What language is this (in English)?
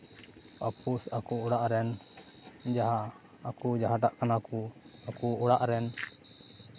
Santali